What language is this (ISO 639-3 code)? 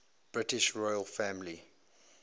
eng